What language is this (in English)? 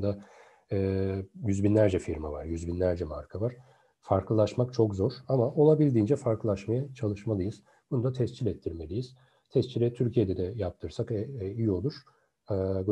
Turkish